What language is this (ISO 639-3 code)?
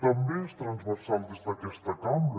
cat